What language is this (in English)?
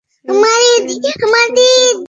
Bangla